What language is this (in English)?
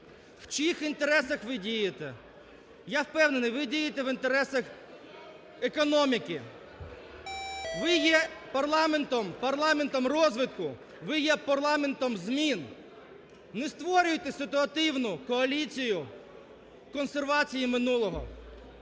Ukrainian